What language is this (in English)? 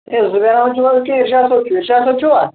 Kashmiri